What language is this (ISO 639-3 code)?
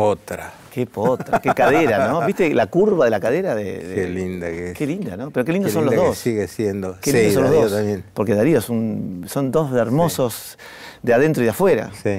spa